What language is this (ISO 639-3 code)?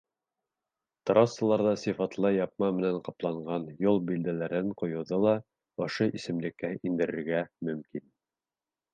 bak